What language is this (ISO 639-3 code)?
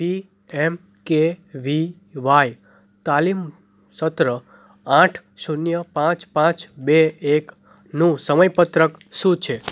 guj